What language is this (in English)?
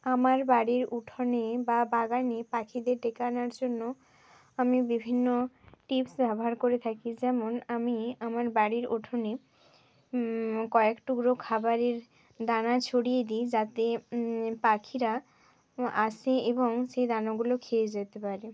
Bangla